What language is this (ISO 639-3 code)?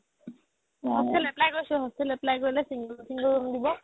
asm